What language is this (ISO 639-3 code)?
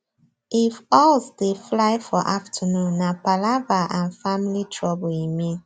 pcm